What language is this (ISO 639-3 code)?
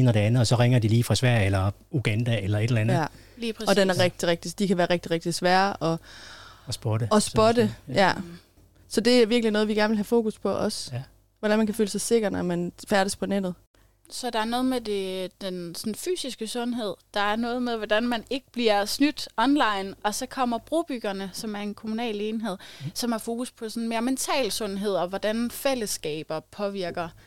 dan